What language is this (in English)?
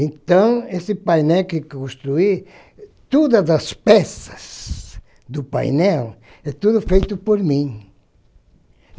Portuguese